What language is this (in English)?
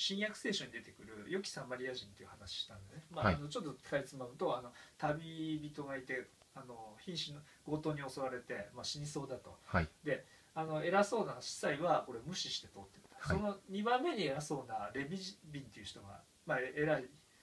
Japanese